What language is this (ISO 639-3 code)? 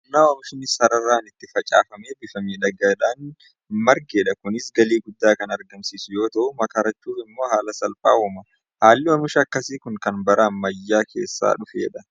orm